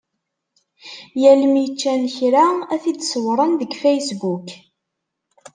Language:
Kabyle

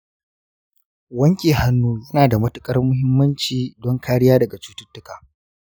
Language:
Hausa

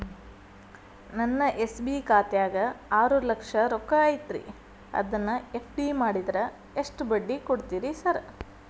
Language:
Kannada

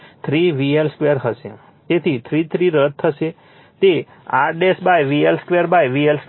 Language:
Gujarati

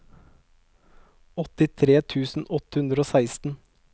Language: Norwegian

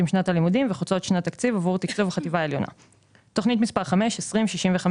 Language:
Hebrew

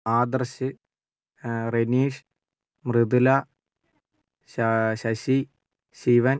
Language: Malayalam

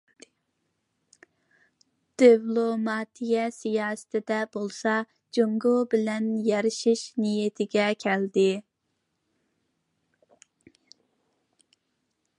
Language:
Uyghur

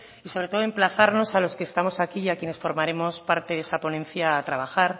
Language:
Spanish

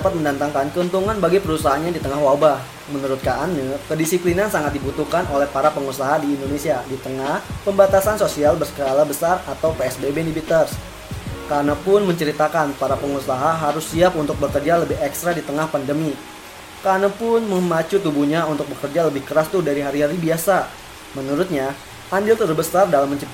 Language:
Indonesian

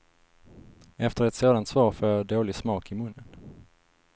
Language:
Swedish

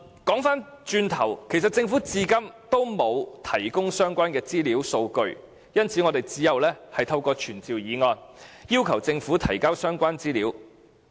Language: Cantonese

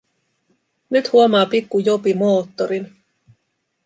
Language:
Finnish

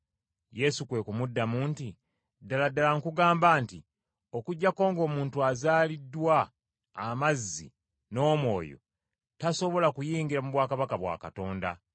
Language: Ganda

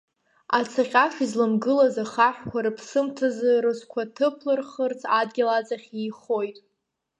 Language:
Abkhazian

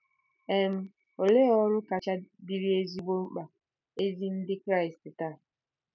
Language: Igbo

